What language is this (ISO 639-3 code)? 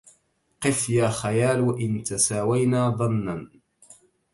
ara